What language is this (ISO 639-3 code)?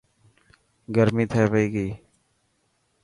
mki